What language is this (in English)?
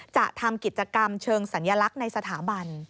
Thai